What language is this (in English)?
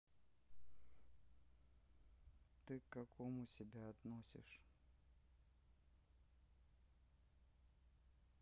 Russian